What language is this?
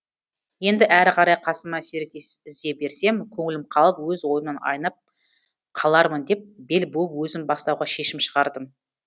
Kazakh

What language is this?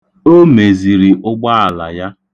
Igbo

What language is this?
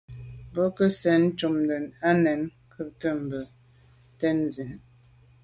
Medumba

